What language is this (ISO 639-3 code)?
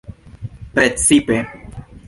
epo